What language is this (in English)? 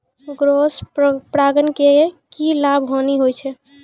Maithili